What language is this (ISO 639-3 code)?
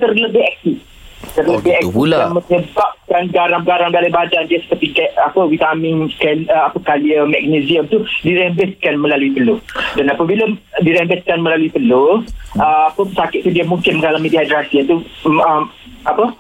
msa